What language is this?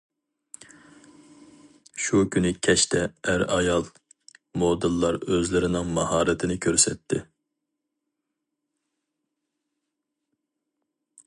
Uyghur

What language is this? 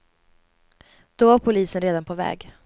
Swedish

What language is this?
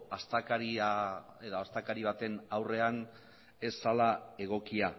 Basque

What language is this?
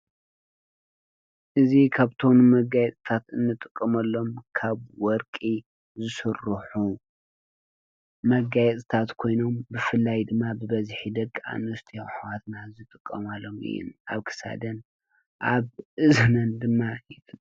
Tigrinya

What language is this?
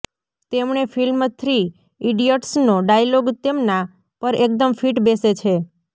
Gujarati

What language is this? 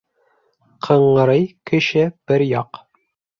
Bashkir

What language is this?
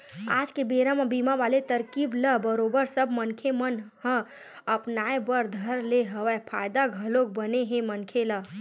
Chhattisgarhi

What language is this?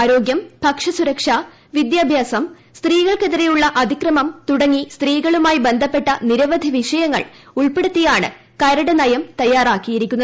Malayalam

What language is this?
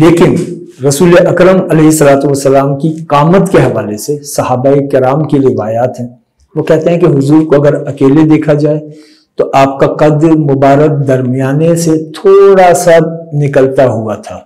Hindi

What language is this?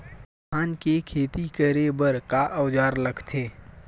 Chhattisgarhi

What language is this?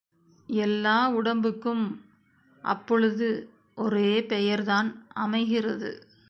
Tamil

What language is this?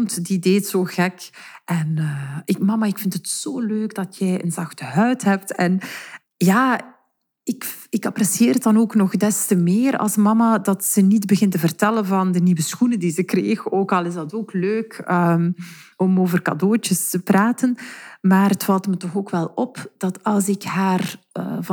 Dutch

